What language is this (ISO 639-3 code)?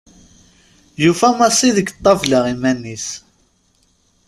kab